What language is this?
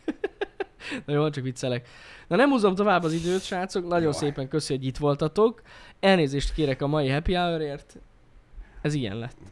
Hungarian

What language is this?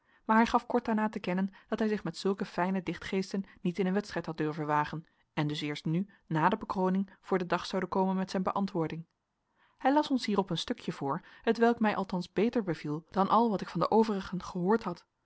Dutch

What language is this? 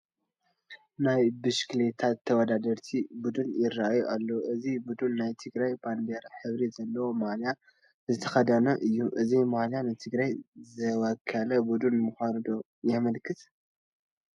Tigrinya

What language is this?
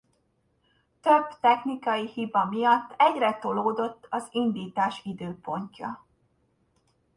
Hungarian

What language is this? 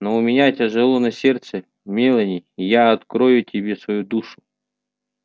Russian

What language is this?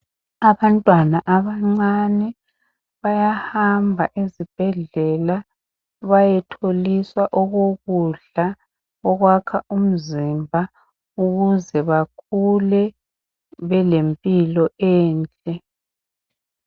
North Ndebele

